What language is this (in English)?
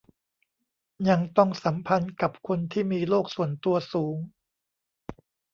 Thai